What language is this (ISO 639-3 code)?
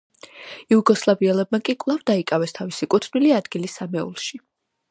kat